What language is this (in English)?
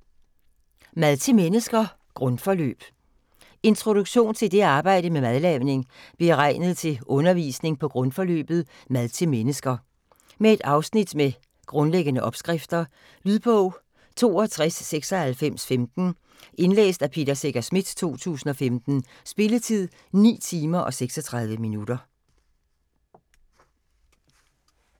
Danish